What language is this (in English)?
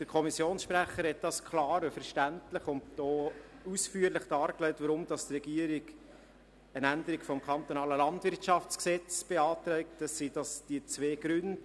Swiss German